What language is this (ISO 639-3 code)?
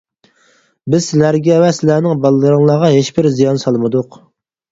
uig